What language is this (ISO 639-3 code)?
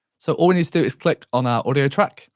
eng